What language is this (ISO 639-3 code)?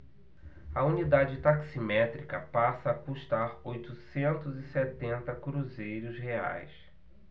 por